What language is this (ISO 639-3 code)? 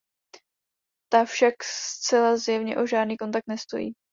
ces